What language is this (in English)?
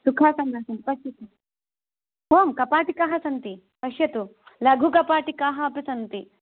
Sanskrit